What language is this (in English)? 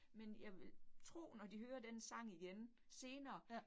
Danish